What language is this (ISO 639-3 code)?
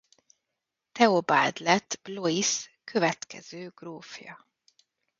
hun